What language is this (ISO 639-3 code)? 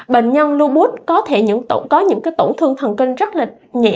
vie